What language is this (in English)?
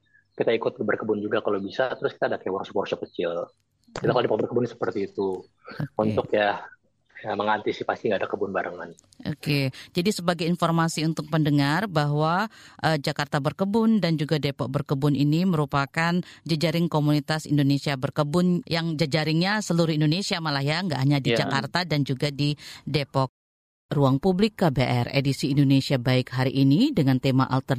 Indonesian